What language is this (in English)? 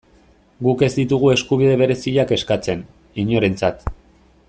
Basque